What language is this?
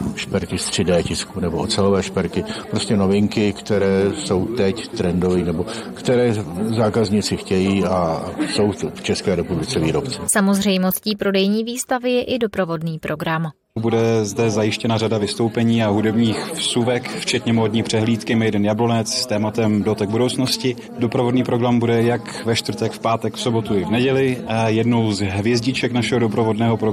Czech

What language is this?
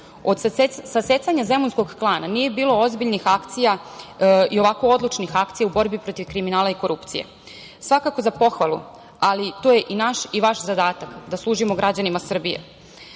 Serbian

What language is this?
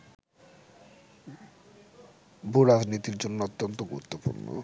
Bangla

